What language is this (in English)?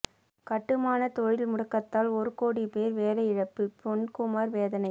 Tamil